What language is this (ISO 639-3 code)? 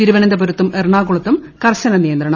mal